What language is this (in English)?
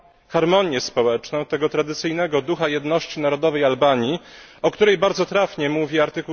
Polish